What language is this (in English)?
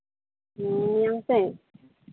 Santali